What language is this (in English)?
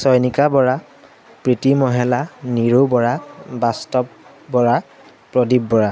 Assamese